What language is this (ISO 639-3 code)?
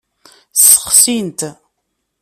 kab